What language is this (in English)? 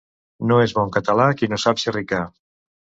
Catalan